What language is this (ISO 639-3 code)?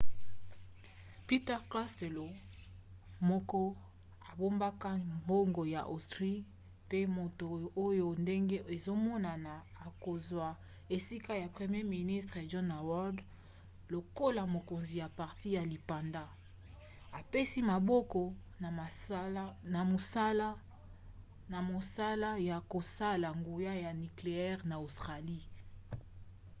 lin